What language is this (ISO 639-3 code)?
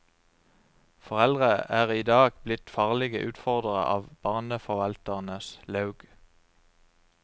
nor